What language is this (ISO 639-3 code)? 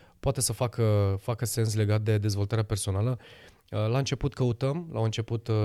ron